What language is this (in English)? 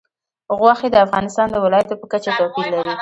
Pashto